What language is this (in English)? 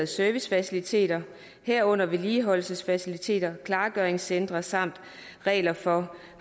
Danish